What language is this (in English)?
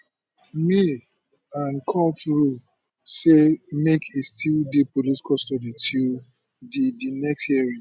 Nigerian Pidgin